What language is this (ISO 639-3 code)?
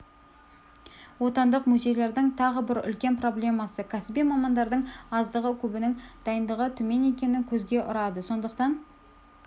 kaz